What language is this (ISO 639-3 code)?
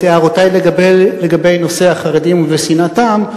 heb